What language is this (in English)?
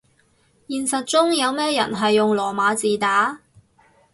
Cantonese